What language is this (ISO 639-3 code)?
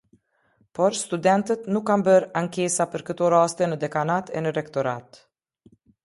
sqi